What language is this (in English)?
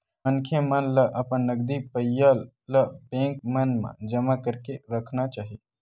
Chhattisgarhi